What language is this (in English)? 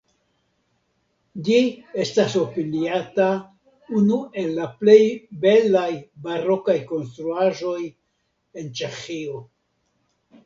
Esperanto